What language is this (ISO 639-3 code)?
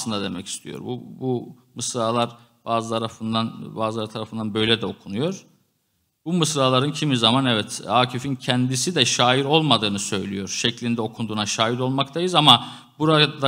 tur